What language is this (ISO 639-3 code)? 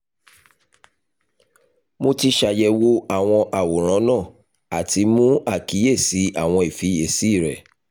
yor